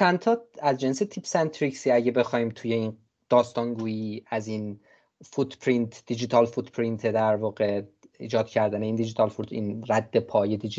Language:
Persian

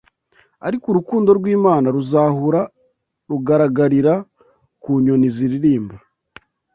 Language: Kinyarwanda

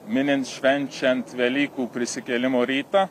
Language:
Lithuanian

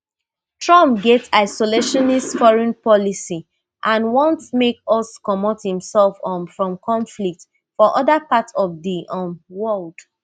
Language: Nigerian Pidgin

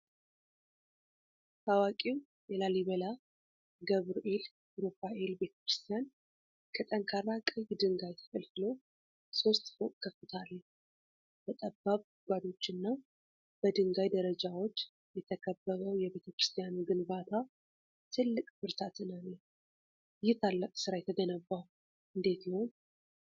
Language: Amharic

